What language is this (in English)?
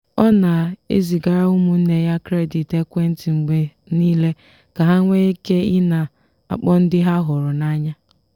Igbo